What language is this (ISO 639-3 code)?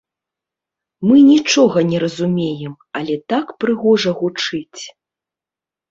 bel